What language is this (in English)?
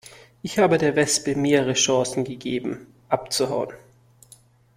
German